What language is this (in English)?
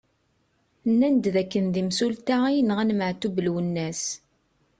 Kabyle